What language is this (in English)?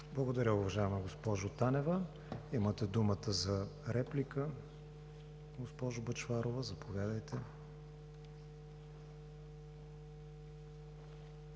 Bulgarian